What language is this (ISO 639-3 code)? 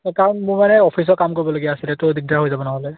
asm